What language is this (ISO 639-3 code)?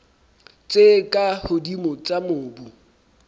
sot